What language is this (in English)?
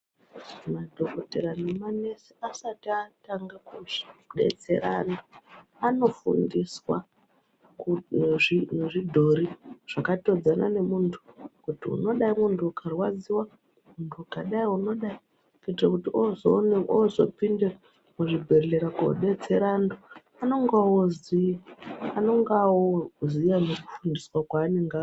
Ndau